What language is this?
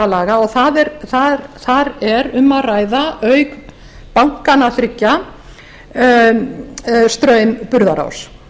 Icelandic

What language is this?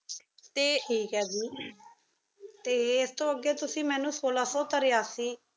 Punjabi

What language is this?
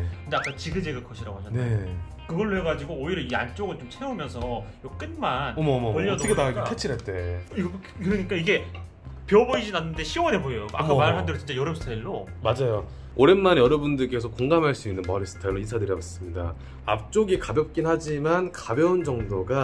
Korean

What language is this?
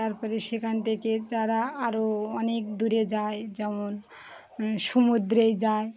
Bangla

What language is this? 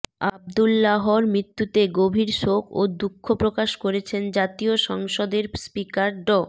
Bangla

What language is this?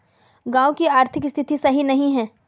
Magahi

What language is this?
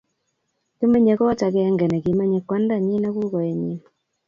Kalenjin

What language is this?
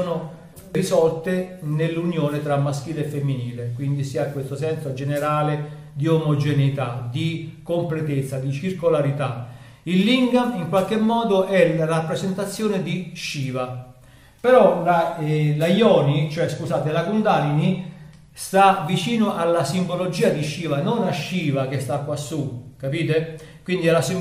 Italian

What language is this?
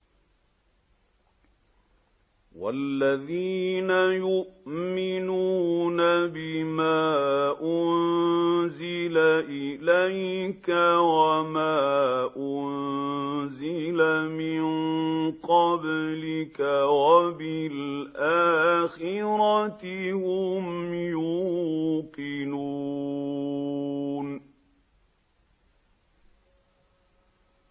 Arabic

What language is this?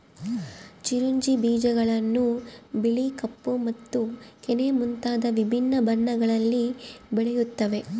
Kannada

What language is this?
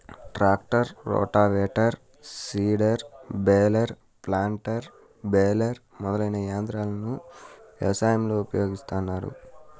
Telugu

